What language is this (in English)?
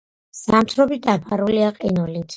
Georgian